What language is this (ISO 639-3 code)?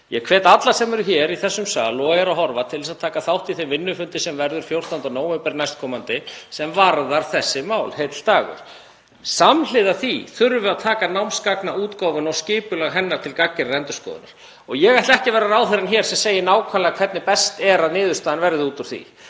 isl